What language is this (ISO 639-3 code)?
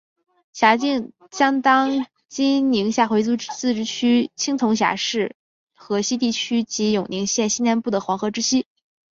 zho